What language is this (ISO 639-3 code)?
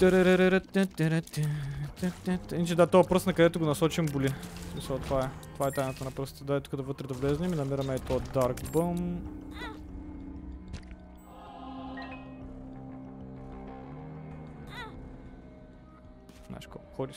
bul